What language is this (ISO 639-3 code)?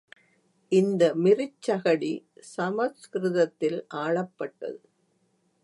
tam